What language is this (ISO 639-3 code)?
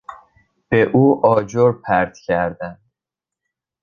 fas